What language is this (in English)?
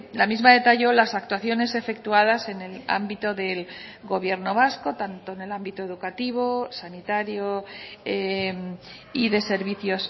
Spanish